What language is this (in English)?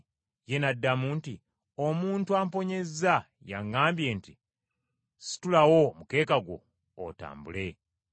Ganda